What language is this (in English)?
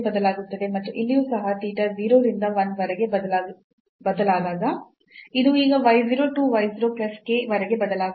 Kannada